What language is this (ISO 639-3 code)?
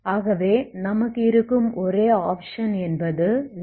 tam